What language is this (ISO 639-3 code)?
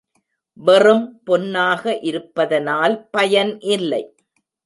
tam